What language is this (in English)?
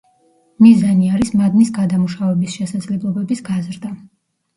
Georgian